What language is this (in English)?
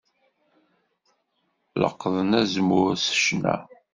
Kabyle